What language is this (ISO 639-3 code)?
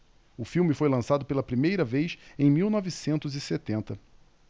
por